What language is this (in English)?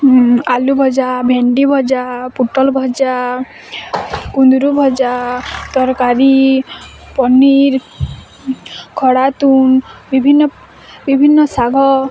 Odia